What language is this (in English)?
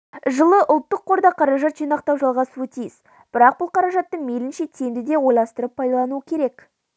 Kazakh